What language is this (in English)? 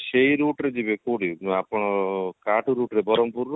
Odia